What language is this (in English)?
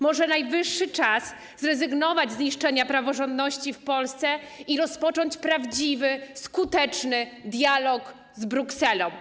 Polish